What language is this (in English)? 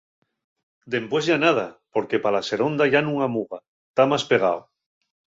Asturian